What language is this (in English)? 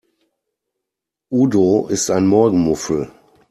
German